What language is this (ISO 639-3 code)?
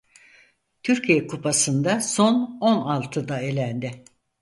tur